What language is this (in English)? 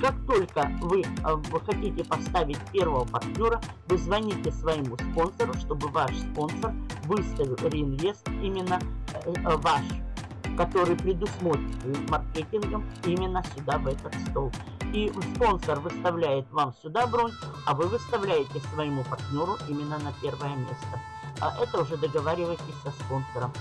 Russian